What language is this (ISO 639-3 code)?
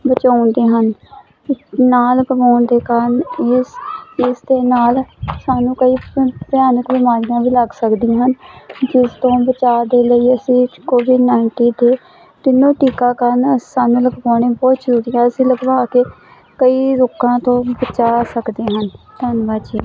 pan